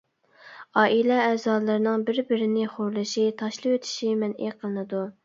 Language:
Uyghur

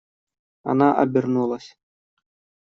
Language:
Russian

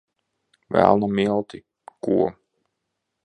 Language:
Latvian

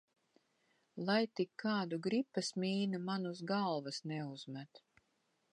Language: Latvian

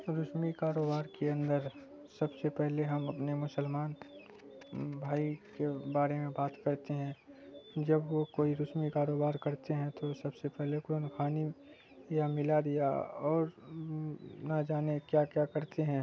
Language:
Urdu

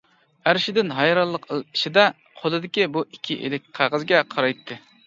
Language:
Uyghur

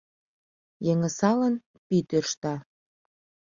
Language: Mari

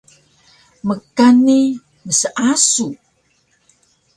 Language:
Taroko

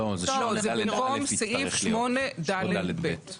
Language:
Hebrew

